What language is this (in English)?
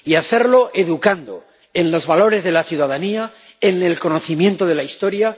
Spanish